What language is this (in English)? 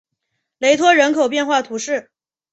Chinese